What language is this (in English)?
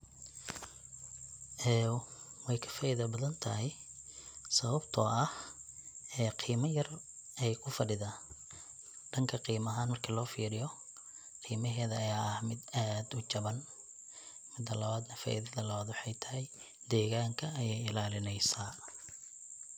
Somali